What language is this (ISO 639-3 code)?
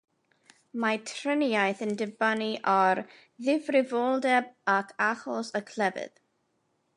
cym